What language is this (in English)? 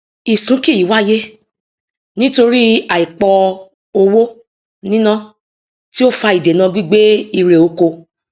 Yoruba